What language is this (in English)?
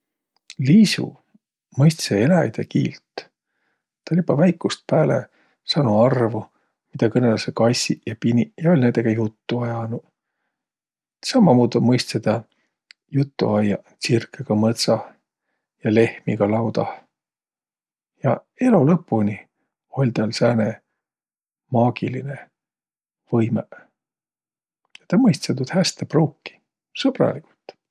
Võro